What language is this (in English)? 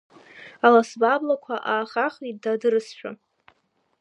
Abkhazian